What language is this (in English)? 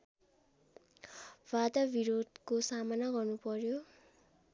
Nepali